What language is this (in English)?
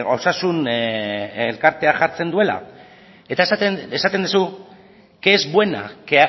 Basque